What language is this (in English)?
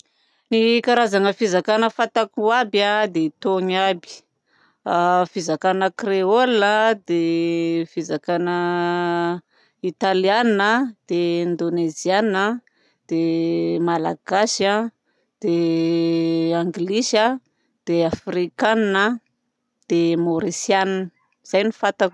Southern Betsimisaraka Malagasy